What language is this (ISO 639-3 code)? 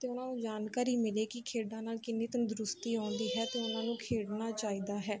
pan